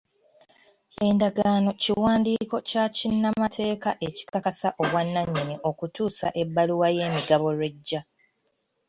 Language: Ganda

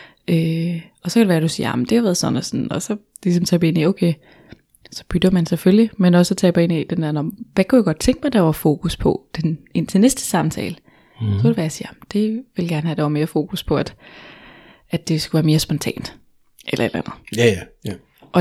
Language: Danish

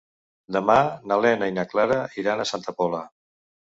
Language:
Catalan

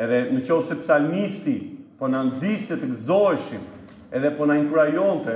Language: Romanian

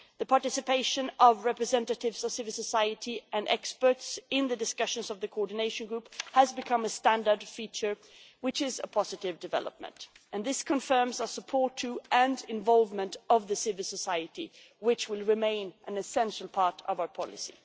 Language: English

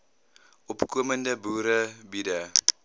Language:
Afrikaans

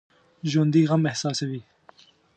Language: Pashto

